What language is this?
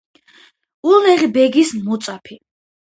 Georgian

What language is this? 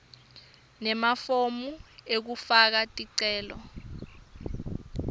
Swati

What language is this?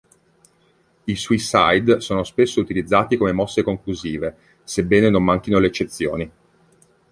Italian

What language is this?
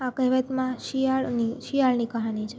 Gujarati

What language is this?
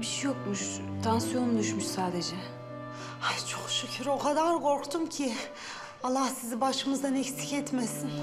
Turkish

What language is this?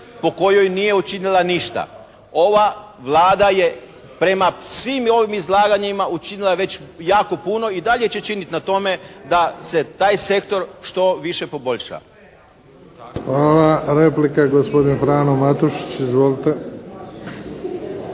Croatian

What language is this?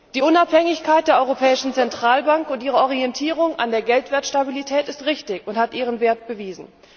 German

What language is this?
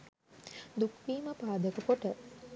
Sinhala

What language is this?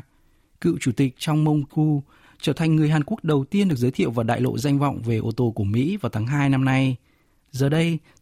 Vietnamese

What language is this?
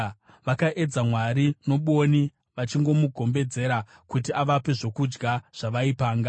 Shona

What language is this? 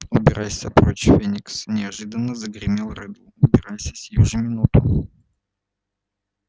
Russian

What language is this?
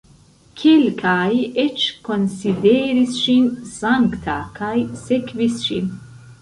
Esperanto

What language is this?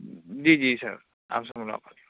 Urdu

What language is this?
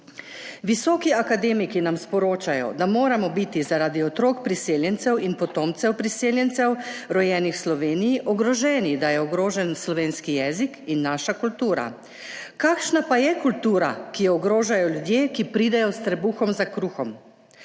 Slovenian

